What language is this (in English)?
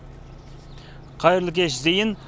Kazakh